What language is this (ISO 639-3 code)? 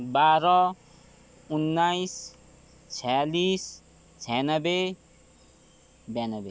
nep